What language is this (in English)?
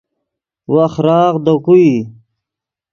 Yidgha